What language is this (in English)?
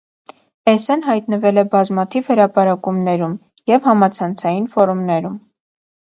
Armenian